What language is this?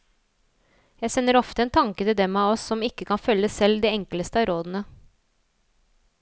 Norwegian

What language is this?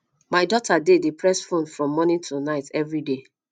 Nigerian Pidgin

